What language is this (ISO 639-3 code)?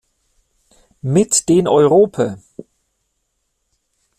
deu